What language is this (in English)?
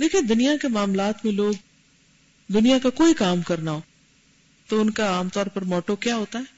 Urdu